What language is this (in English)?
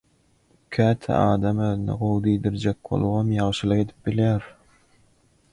Turkmen